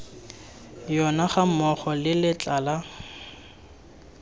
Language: Tswana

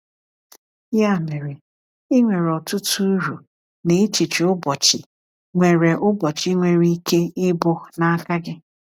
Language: Igbo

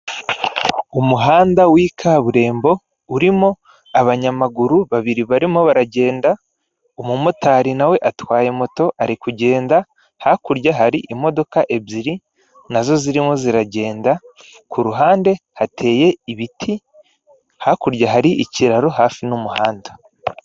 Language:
Kinyarwanda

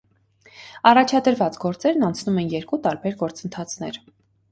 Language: Armenian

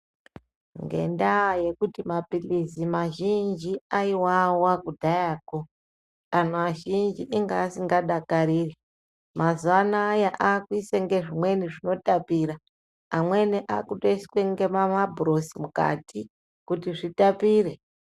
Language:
Ndau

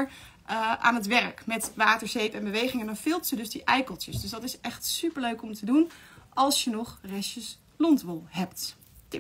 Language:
Dutch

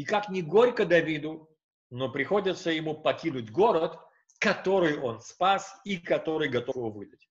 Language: Russian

